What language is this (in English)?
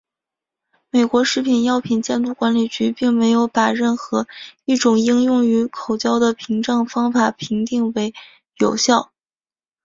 Chinese